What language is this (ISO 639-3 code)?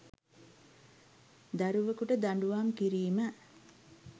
sin